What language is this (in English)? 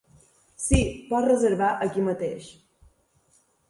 Catalan